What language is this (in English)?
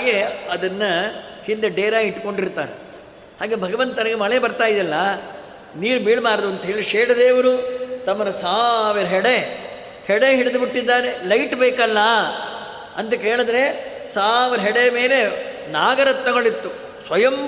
Kannada